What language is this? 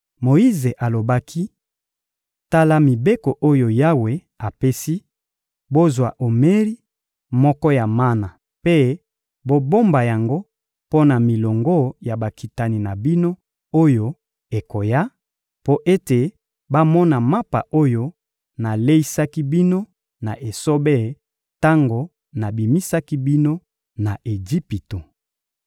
Lingala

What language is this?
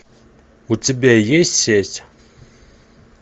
Russian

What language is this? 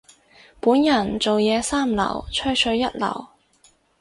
Cantonese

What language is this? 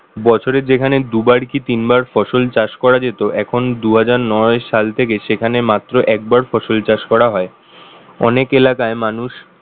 Bangla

